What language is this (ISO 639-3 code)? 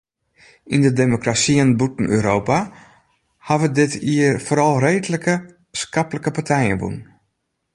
fry